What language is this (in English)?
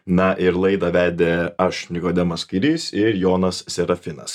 Lithuanian